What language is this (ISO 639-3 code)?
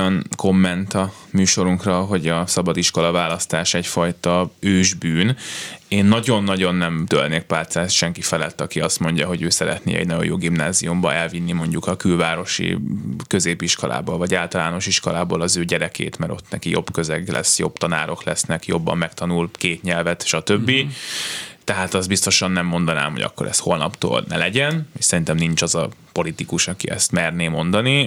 hun